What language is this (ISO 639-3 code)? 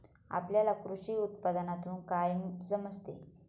mar